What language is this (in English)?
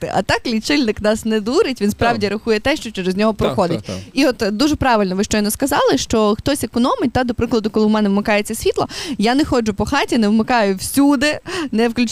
Ukrainian